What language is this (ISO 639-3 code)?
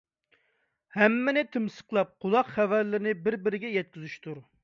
uig